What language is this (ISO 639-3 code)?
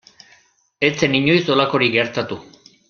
eus